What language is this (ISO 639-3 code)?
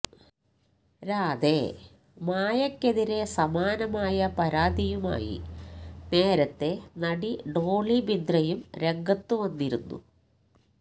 mal